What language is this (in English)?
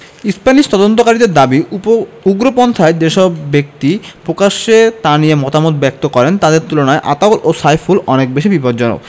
Bangla